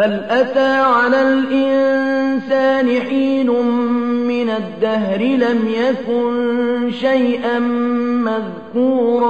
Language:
Arabic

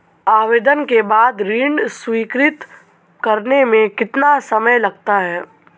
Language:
Hindi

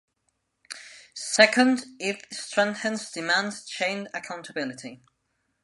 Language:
English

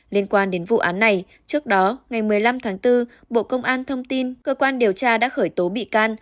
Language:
Vietnamese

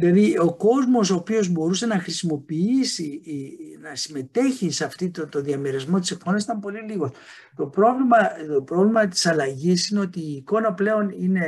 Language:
Greek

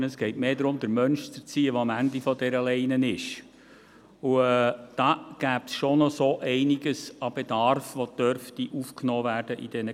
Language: Swiss German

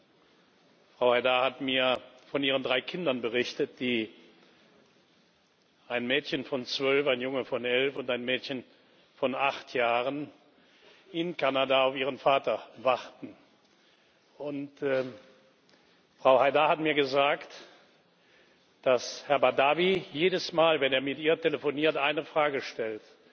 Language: German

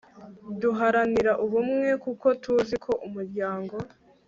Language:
Kinyarwanda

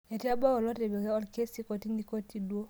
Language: Masai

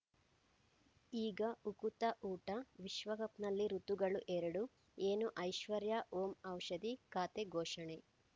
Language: Kannada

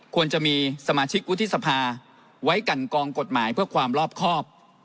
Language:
Thai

